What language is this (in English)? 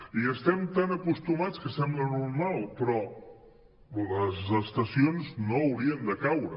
Catalan